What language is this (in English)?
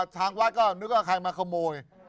Thai